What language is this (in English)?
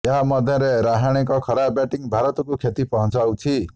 Odia